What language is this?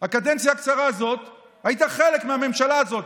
Hebrew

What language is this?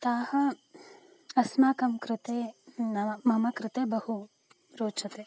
Sanskrit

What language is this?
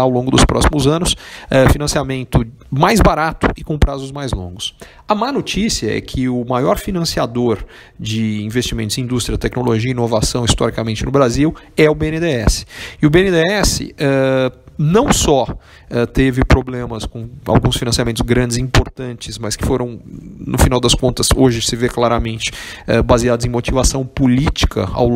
Portuguese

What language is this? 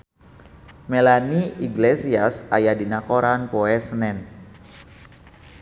Sundanese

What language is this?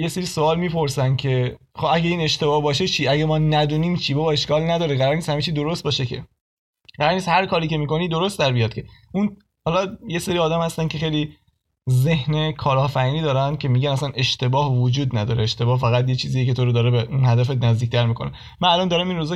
Persian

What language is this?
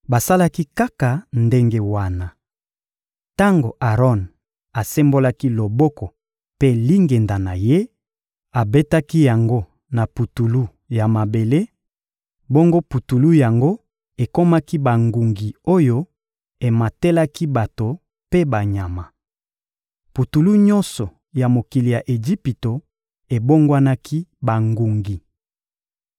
Lingala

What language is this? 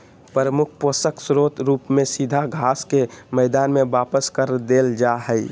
Magahi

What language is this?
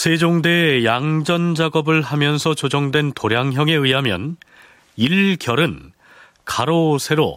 Korean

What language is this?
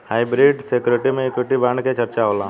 Bhojpuri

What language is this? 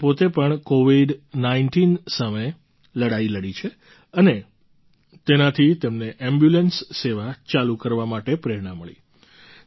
Gujarati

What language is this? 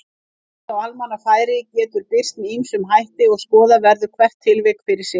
Icelandic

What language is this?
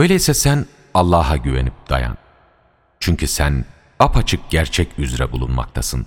Turkish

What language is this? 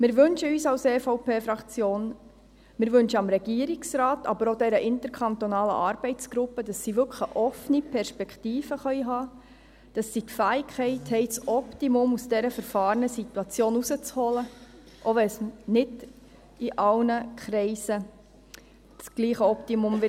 Swiss German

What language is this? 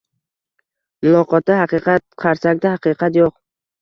Uzbek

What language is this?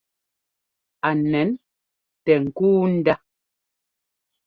Ngomba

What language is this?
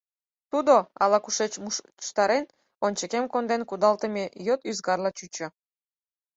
Mari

